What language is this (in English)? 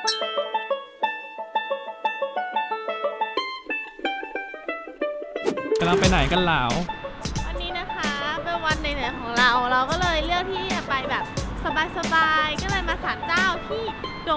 Thai